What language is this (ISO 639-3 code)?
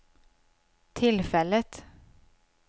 swe